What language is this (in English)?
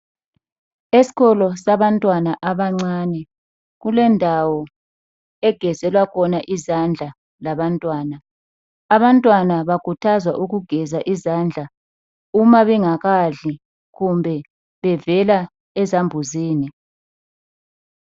North Ndebele